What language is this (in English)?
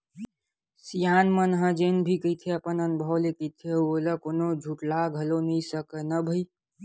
Chhattisgarhi